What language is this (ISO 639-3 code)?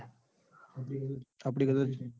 guj